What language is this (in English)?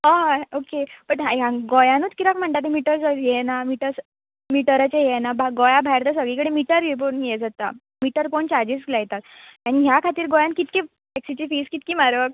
Konkani